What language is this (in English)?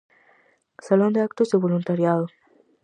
Galician